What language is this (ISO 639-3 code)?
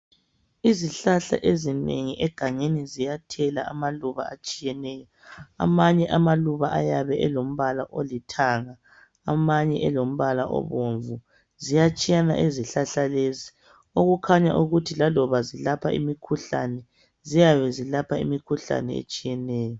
nde